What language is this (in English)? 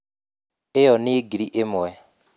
Kikuyu